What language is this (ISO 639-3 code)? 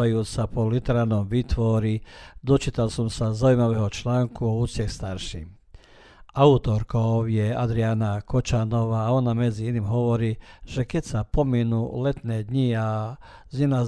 hrv